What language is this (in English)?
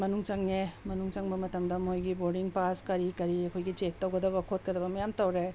Manipuri